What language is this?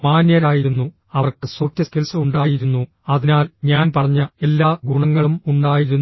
Malayalam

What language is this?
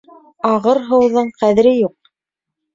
Bashkir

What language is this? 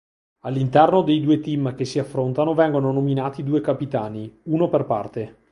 Italian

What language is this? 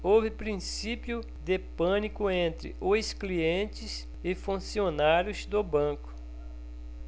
Portuguese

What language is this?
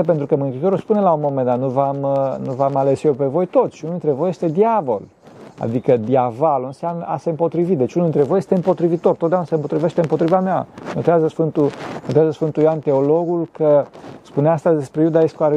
Romanian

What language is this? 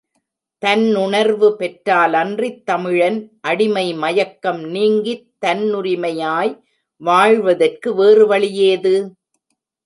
Tamil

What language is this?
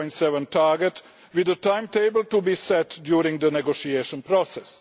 English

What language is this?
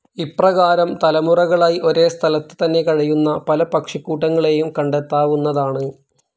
Malayalam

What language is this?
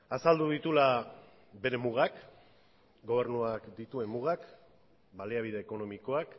Basque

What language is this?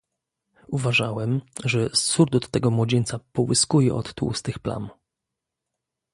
Polish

